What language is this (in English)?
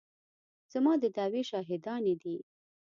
Pashto